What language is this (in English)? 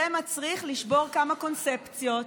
Hebrew